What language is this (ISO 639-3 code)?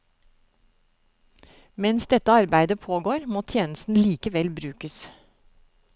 nor